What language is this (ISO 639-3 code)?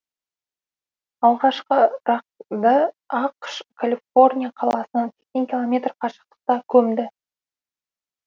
kaz